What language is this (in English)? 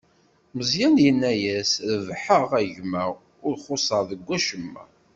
Kabyle